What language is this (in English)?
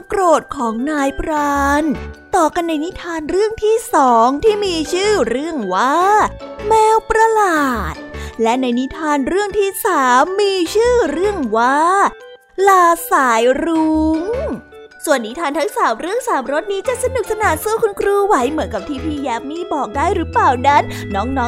Thai